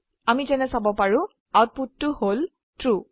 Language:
Assamese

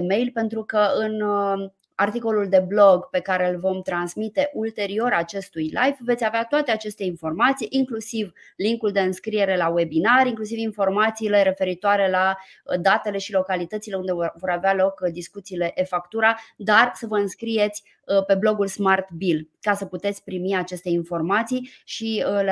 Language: Romanian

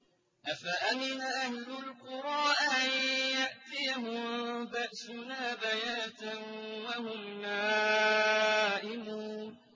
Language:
Arabic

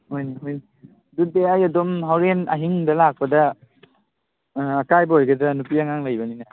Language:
Manipuri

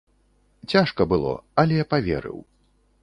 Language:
Belarusian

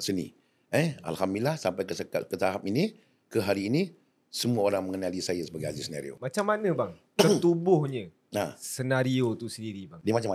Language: Malay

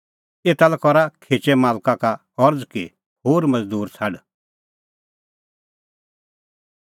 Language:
Kullu Pahari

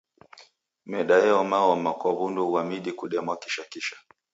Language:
Taita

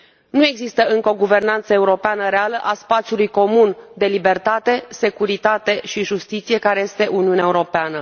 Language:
Romanian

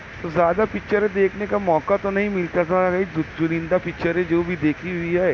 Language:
Urdu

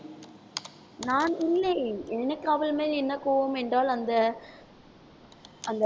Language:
Tamil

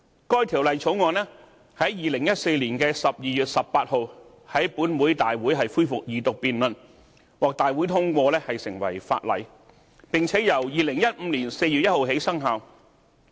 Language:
Cantonese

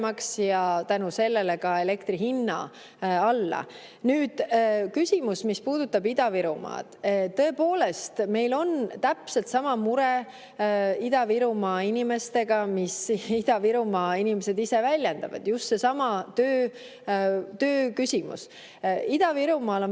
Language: Estonian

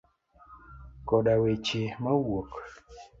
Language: Luo (Kenya and Tanzania)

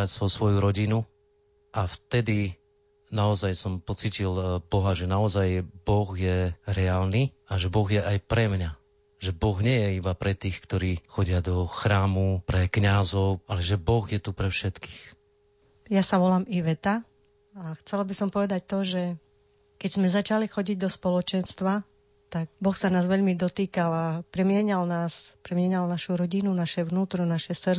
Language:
Slovak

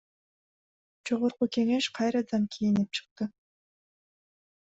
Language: Kyrgyz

